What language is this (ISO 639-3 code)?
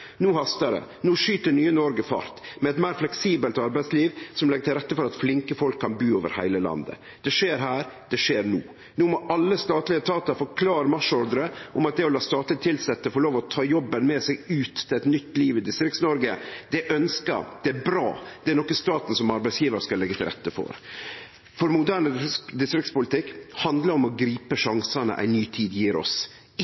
nno